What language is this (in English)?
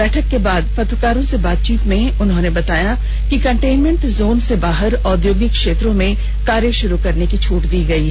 Hindi